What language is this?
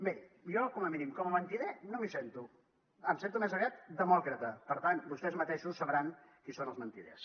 Catalan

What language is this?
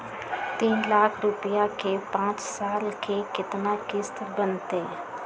Magahi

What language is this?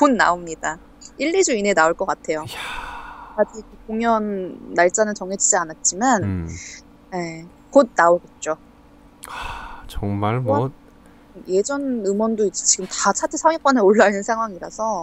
Korean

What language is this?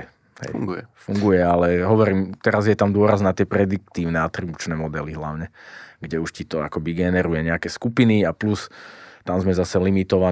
Slovak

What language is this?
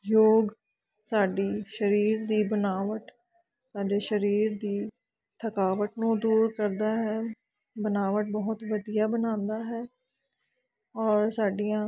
Punjabi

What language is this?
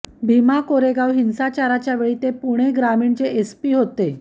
Marathi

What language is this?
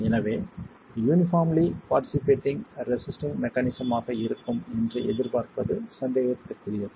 Tamil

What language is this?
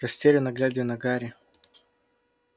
Russian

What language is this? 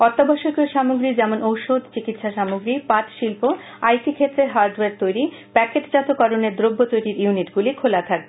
Bangla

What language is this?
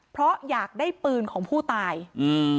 Thai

